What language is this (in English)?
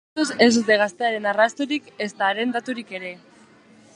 Basque